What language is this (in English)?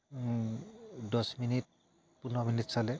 Assamese